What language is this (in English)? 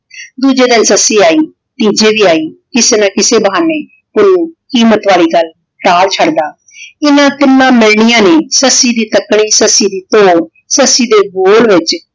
Punjabi